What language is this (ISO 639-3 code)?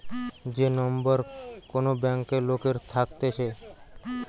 ben